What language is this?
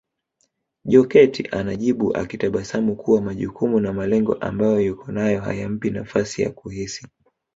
Swahili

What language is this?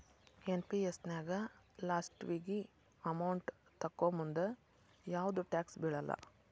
Kannada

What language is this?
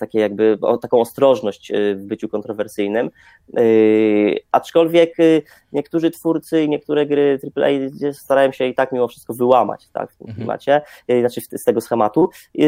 Polish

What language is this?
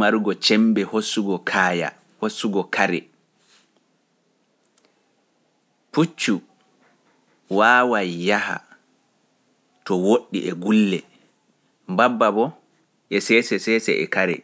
Pular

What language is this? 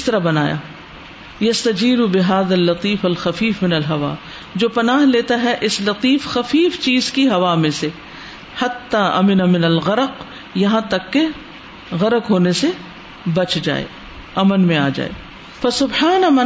Urdu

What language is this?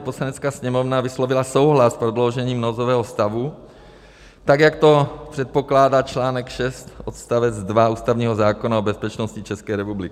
Czech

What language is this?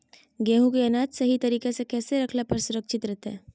Magahi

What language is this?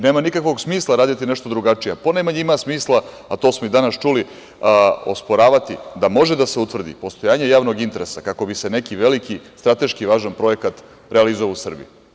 Serbian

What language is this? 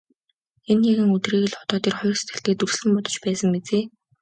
Mongolian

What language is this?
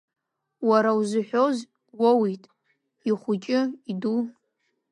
Abkhazian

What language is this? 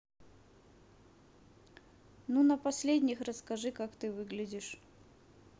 Russian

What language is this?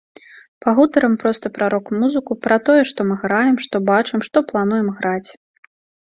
Belarusian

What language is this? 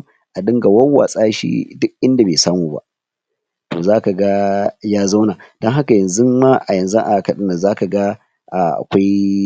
Hausa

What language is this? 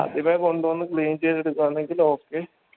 Malayalam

